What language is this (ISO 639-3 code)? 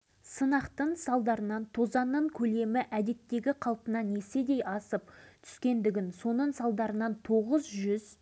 kaz